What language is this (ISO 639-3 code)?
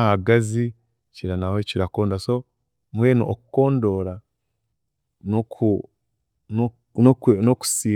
cgg